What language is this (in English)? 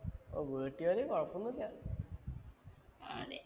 Malayalam